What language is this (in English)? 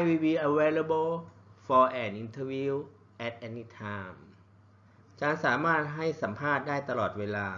Thai